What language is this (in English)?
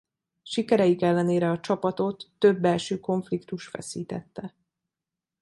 Hungarian